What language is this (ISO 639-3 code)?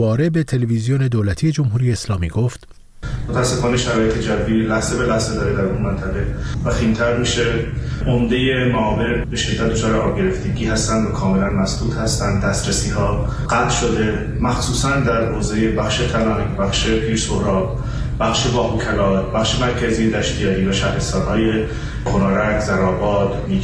fas